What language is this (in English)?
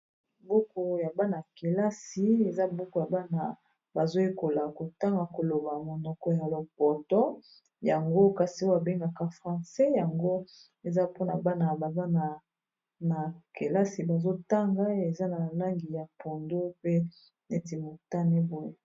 Lingala